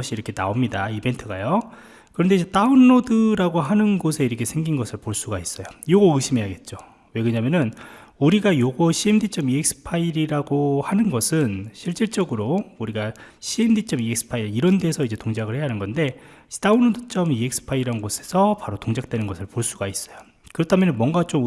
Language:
Korean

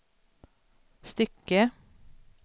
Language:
Swedish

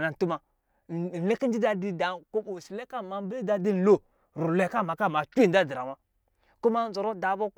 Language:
Lijili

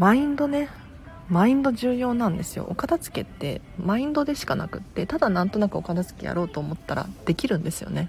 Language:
Japanese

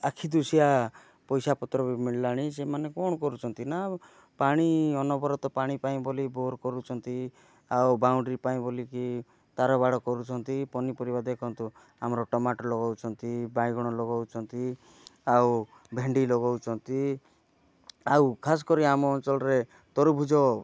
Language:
Odia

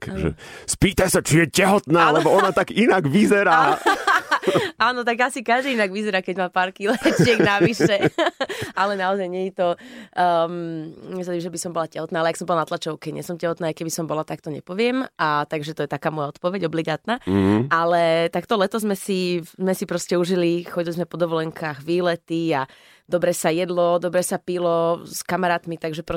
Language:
Slovak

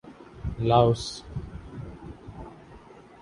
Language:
Urdu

